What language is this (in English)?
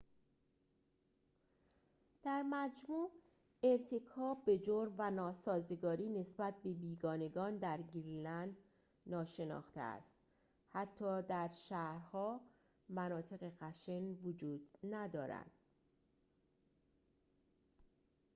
Persian